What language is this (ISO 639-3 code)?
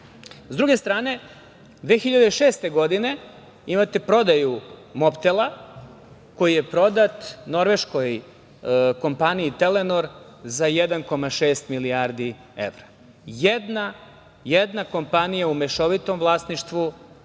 srp